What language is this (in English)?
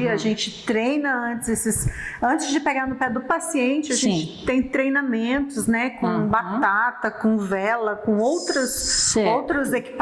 Portuguese